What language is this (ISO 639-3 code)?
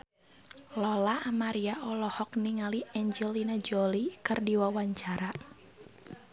sun